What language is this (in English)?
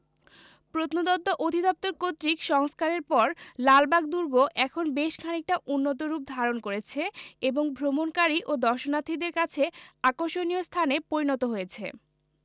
Bangla